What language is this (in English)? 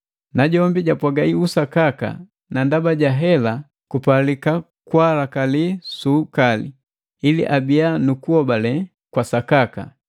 Matengo